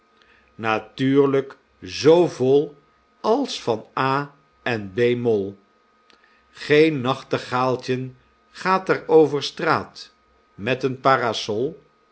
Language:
Dutch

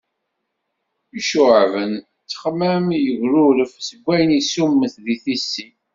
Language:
Kabyle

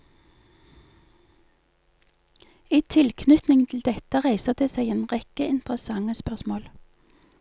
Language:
Norwegian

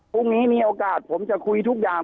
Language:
Thai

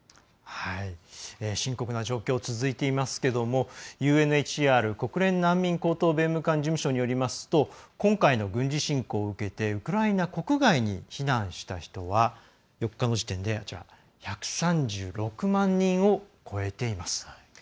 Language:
Japanese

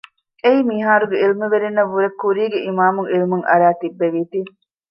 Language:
Divehi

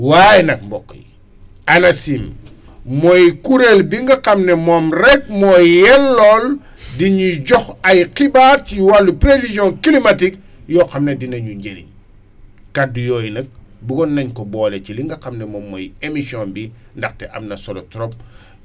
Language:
Wolof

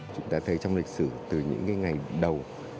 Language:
Vietnamese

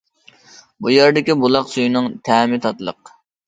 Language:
Uyghur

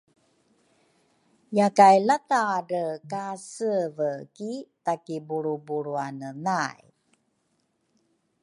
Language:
Rukai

